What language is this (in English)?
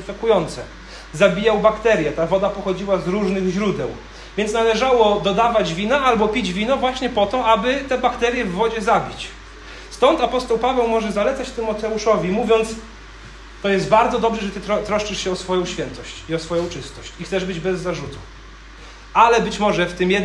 Polish